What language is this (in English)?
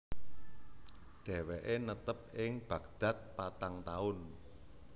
Javanese